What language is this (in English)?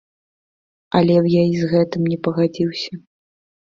Belarusian